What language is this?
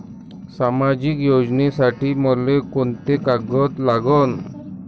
Marathi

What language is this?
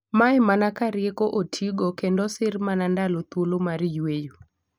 Luo (Kenya and Tanzania)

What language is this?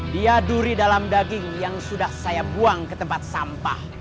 Indonesian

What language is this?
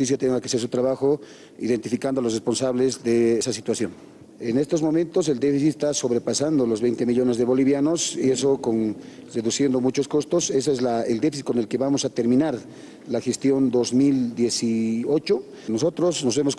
Spanish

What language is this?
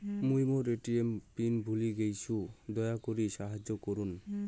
Bangla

